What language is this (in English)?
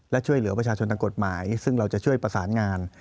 Thai